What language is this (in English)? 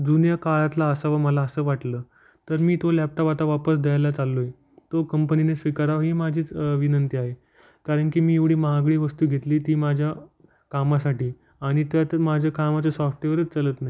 Marathi